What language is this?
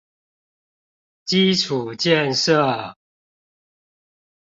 Chinese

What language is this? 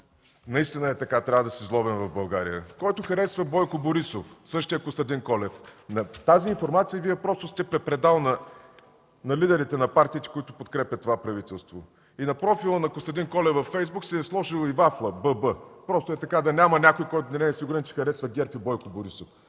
Bulgarian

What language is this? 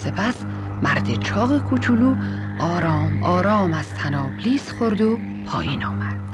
Persian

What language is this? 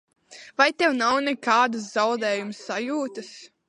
Latvian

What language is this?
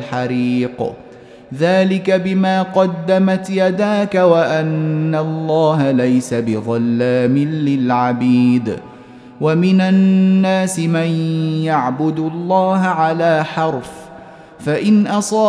Arabic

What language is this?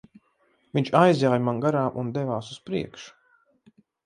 Latvian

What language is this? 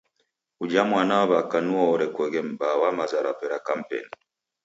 Taita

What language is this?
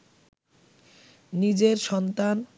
Bangla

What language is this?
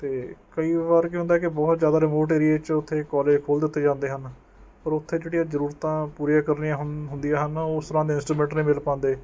Punjabi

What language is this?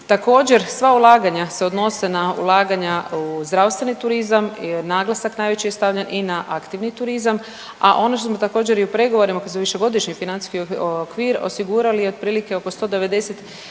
Croatian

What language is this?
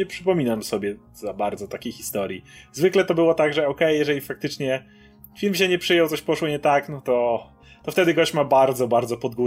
Polish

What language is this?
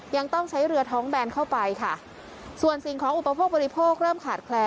Thai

